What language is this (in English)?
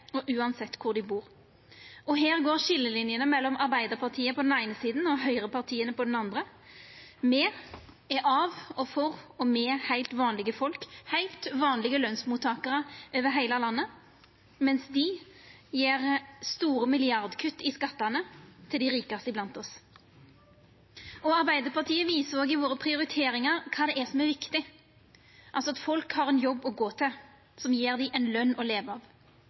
Norwegian Nynorsk